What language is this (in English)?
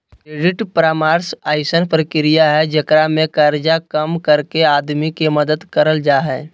Magahi